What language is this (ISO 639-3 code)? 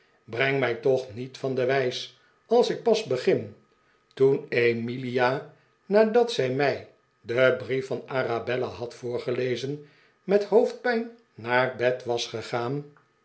nld